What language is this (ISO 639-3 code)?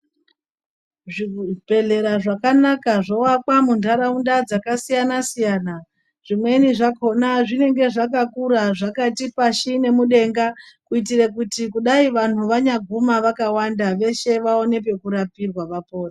ndc